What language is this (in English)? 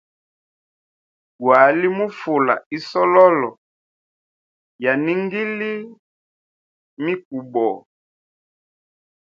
Hemba